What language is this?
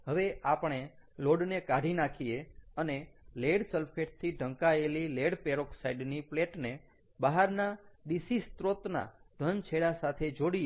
Gujarati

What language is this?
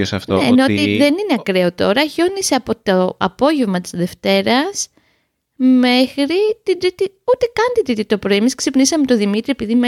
Greek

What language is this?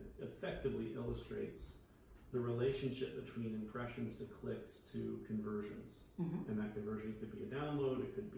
English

